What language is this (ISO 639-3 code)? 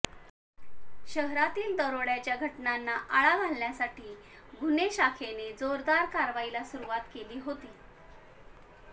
mar